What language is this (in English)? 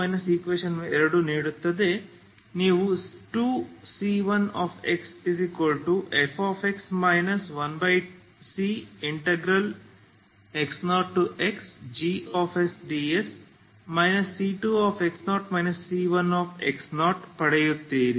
Kannada